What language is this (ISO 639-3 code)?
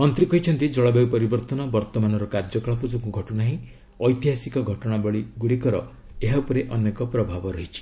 ori